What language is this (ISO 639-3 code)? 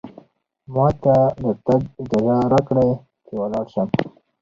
pus